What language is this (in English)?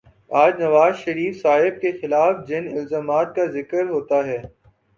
Urdu